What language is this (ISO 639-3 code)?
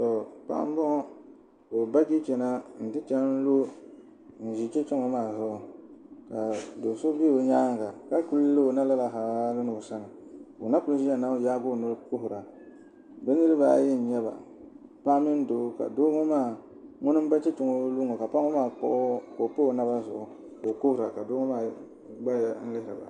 dag